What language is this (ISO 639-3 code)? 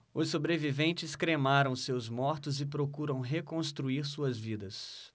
por